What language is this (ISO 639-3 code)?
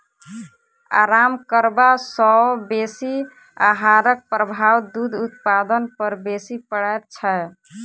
mai